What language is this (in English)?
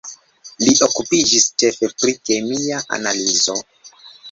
Esperanto